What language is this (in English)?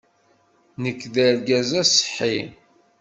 Kabyle